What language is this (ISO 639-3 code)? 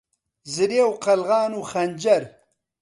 ckb